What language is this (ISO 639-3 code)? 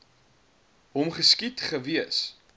afr